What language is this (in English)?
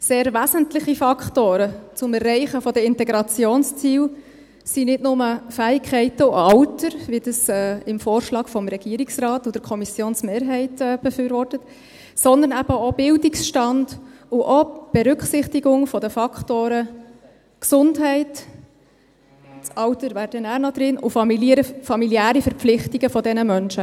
Swiss German